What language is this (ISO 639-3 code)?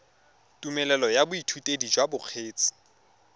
tsn